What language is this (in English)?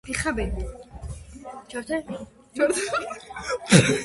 Georgian